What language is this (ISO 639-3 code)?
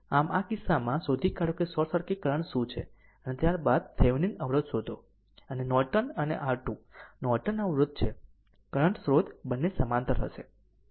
guj